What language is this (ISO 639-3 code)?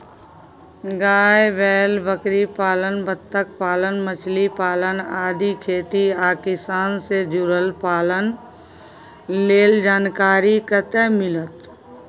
mai